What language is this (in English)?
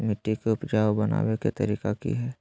Magahi